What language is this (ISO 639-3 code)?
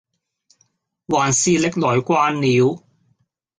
yue